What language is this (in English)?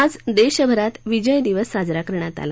Marathi